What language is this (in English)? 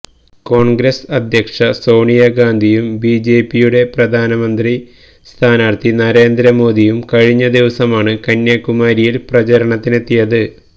Malayalam